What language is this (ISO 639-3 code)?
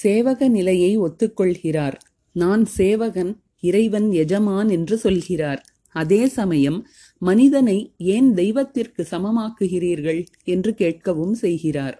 tam